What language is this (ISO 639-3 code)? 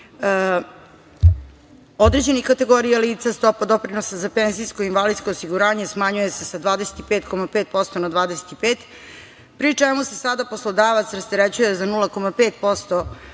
srp